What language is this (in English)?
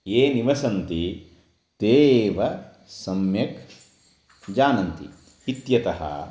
Sanskrit